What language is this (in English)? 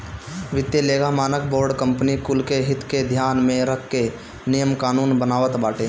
Bhojpuri